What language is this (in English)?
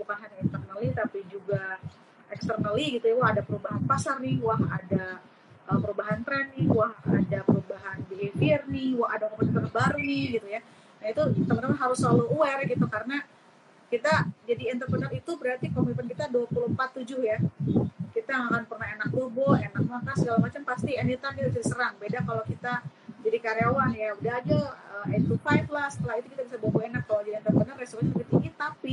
Indonesian